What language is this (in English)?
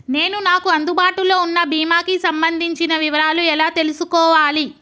Telugu